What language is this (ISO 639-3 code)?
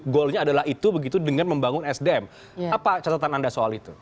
ind